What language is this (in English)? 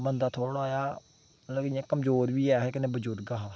Dogri